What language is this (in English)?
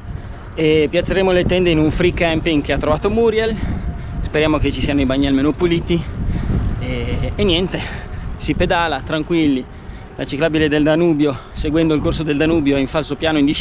Italian